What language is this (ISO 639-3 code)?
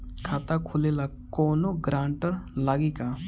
bho